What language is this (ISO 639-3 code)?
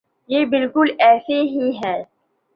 urd